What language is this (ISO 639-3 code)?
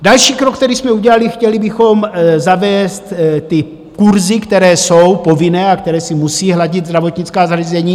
ces